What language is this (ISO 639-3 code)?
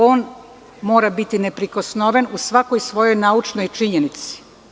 srp